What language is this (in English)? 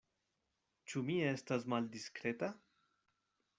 Esperanto